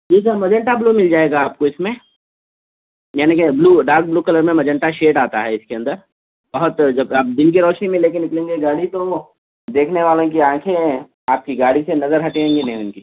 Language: Urdu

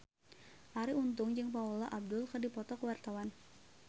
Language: Sundanese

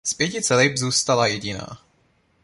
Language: Czech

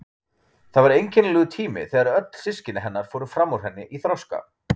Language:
Icelandic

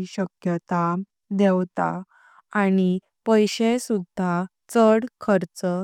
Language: Konkani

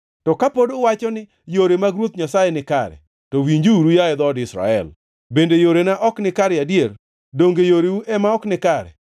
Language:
Luo (Kenya and Tanzania)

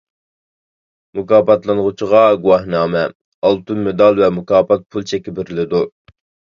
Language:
Uyghur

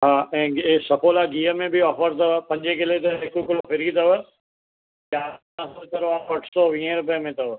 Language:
Sindhi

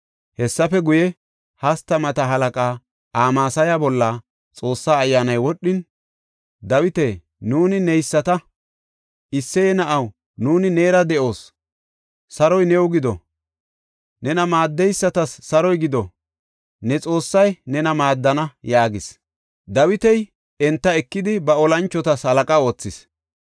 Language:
Gofa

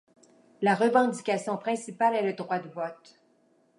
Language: French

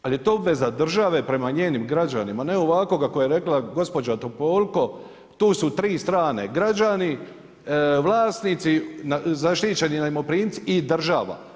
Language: Croatian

